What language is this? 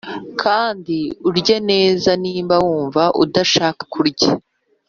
Kinyarwanda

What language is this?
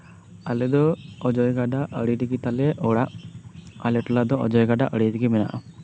Santali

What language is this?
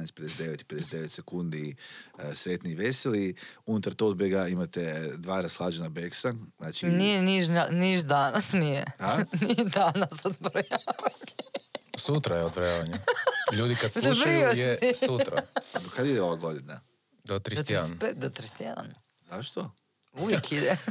Croatian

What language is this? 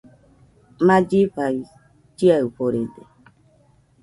Nüpode Huitoto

